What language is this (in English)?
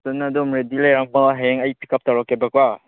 Manipuri